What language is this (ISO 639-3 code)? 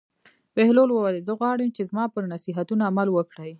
pus